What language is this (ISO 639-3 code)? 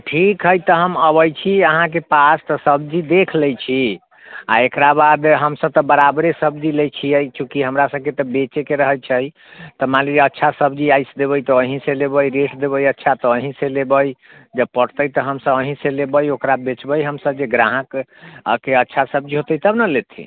mai